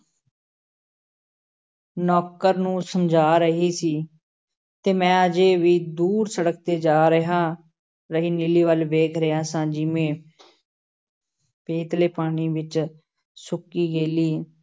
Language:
Punjabi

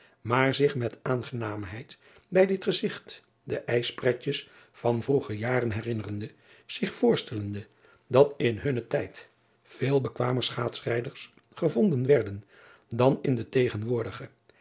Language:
Dutch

